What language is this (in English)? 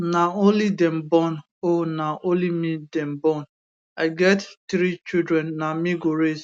Nigerian Pidgin